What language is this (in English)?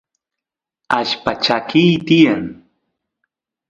Santiago del Estero Quichua